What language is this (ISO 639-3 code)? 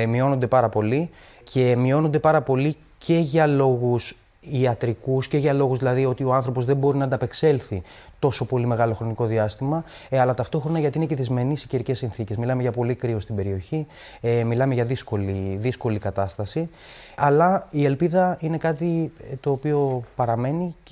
ell